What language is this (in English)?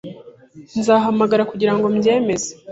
Kinyarwanda